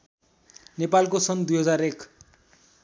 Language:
Nepali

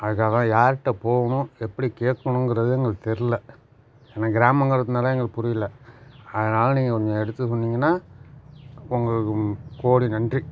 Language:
Tamil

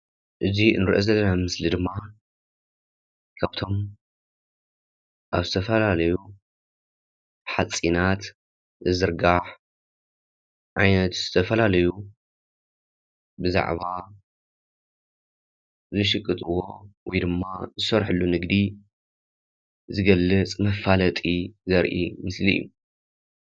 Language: Tigrinya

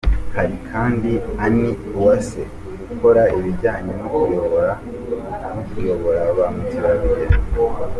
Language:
Kinyarwanda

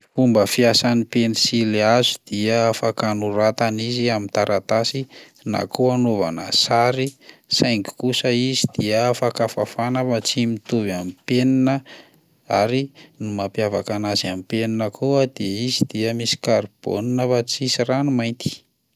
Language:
Malagasy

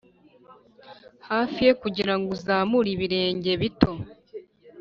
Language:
Kinyarwanda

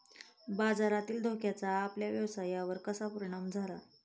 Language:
Marathi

